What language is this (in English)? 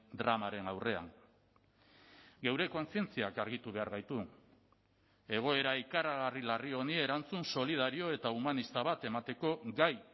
Basque